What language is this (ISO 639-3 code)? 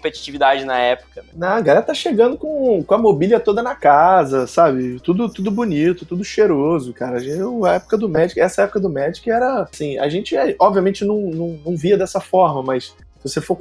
por